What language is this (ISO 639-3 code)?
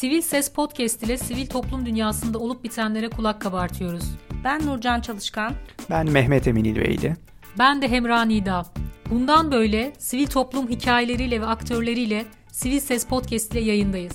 tur